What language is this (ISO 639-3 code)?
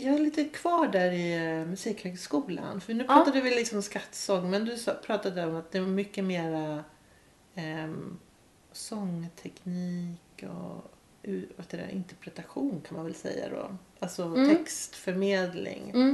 swe